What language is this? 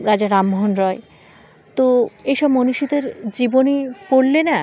Bangla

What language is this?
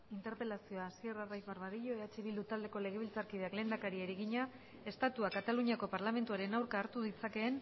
Basque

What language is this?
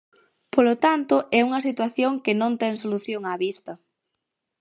Galician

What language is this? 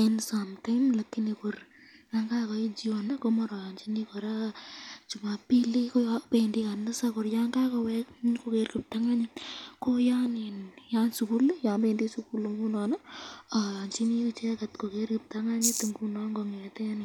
Kalenjin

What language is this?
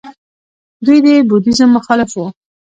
Pashto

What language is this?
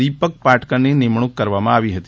Gujarati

